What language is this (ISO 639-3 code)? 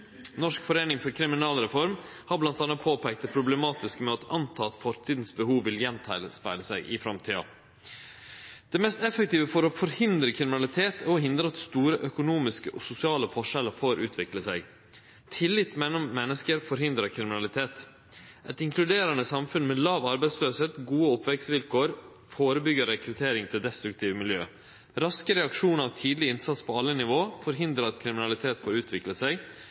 nno